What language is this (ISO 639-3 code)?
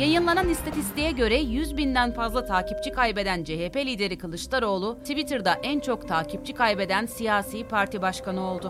tur